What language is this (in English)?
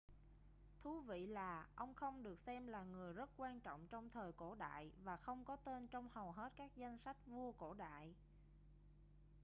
Vietnamese